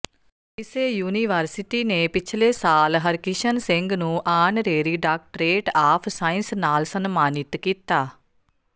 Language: Punjabi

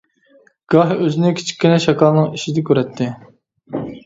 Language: Uyghur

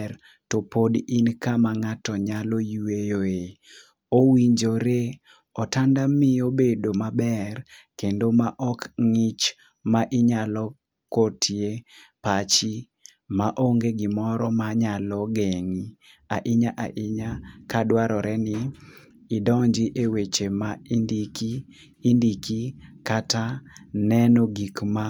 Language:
Luo (Kenya and Tanzania)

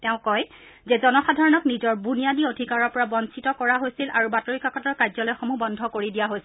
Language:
Assamese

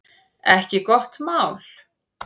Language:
Icelandic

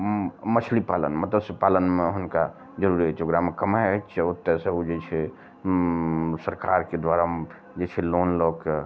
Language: Maithili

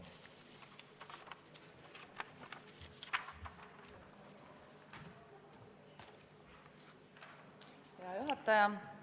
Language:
Estonian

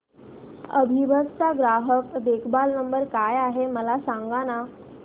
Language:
Marathi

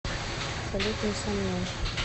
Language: Russian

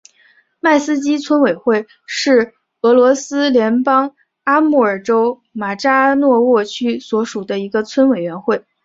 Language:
Chinese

